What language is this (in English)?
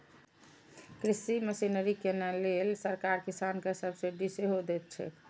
Maithili